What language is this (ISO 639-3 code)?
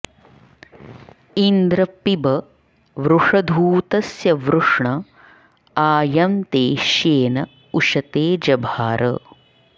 san